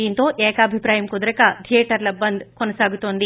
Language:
Telugu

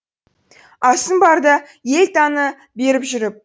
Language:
Kazakh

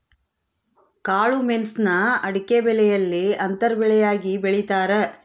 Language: Kannada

